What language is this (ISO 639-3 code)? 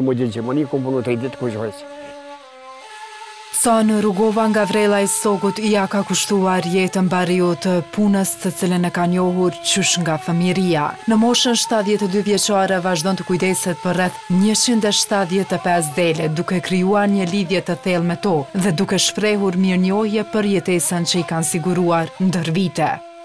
ron